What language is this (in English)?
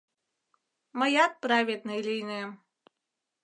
Mari